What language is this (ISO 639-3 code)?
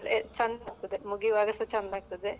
kan